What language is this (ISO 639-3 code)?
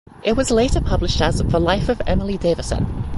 eng